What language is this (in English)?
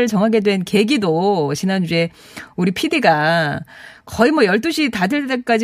Korean